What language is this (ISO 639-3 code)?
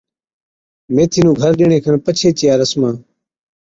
odk